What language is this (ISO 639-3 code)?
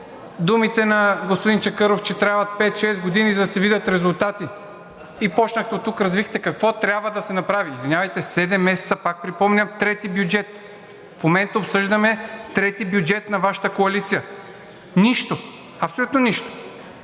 bul